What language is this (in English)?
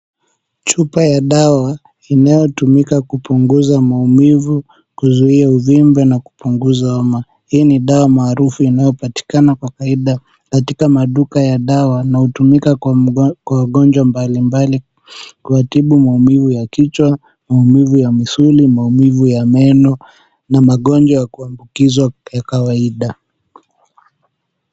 Swahili